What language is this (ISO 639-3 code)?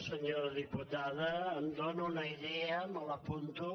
cat